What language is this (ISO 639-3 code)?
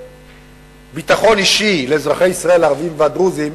heb